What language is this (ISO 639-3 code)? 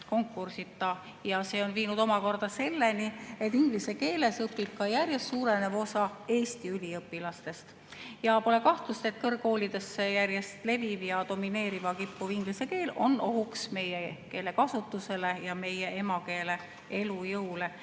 est